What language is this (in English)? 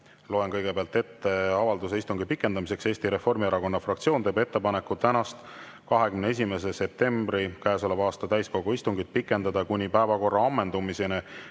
Estonian